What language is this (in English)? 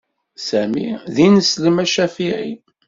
Kabyle